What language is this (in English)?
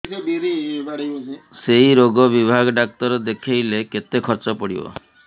Odia